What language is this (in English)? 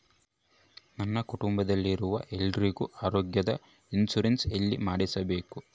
Kannada